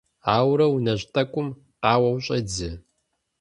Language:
Kabardian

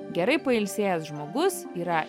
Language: Lithuanian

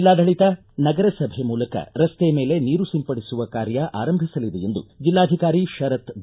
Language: Kannada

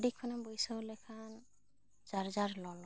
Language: Santali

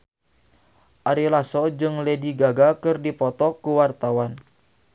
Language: Sundanese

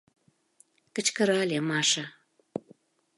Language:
Mari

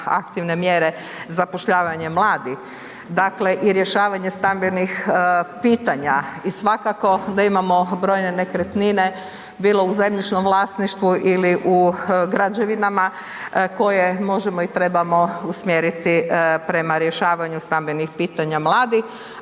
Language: Croatian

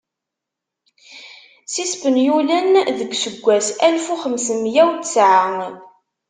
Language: Kabyle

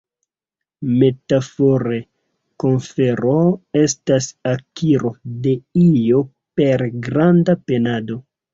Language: Esperanto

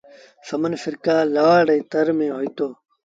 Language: Sindhi Bhil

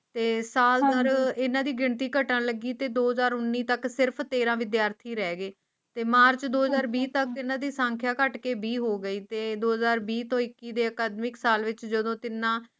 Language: Punjabi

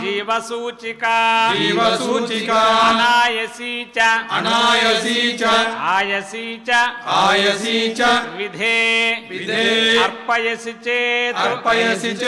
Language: Hindi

